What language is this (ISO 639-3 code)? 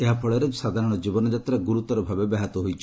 ori